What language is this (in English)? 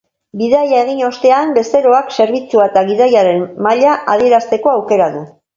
Basque